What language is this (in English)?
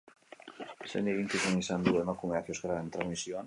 Basque